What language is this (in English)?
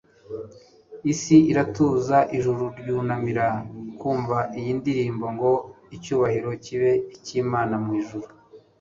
Kinyarwanda